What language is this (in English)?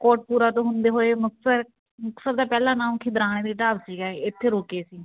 Punjabi